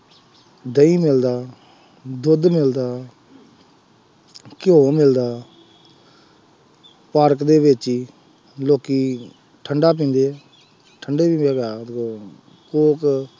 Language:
Punjabi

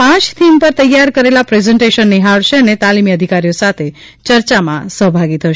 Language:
Gujarati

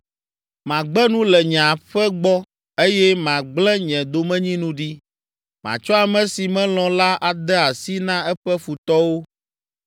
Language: Ewe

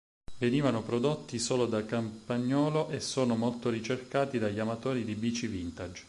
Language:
Italian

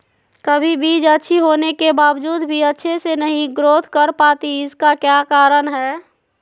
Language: Magahi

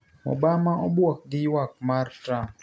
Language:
Luo (Kenya and Tanzania)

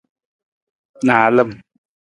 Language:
Nawdm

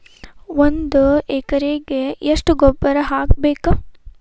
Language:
Kannada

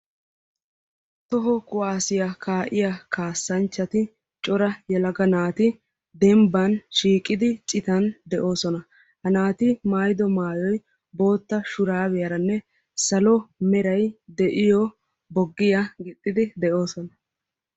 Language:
Wolaytta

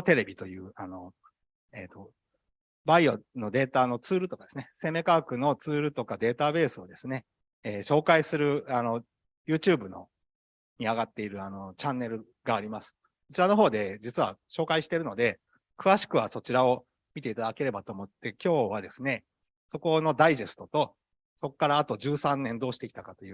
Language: Japanese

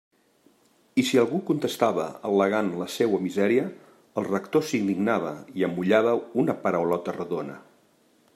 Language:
Catalan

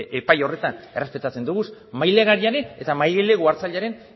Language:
Basque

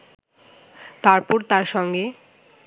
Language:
Bangla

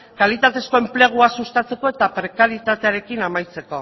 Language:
Basque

